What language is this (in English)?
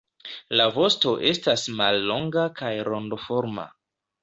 Esperanto